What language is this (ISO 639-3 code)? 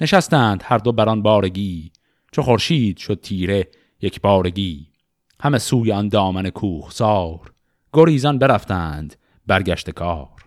fas